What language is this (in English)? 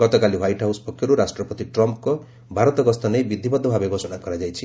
Odia